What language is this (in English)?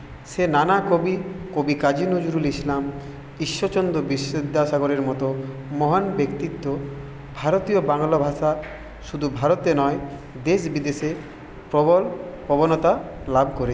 Bangla